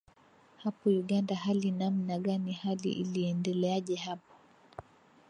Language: Swahili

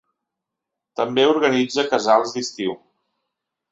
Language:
Catalan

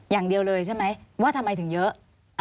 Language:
Thai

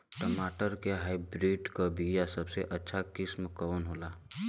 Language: Bhojpuri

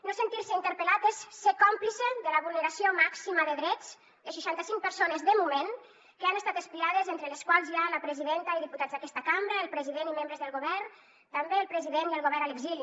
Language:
Catalan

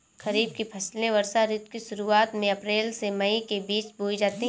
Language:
Hindi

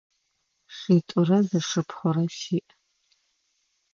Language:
Adyghe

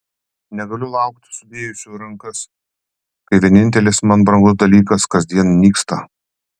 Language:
Lithuanian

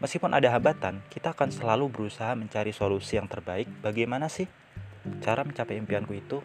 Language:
Indonesian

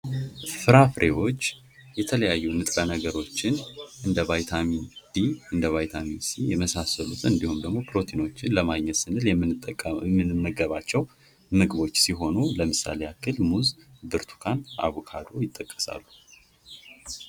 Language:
Amharic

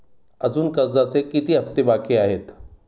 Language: Marathi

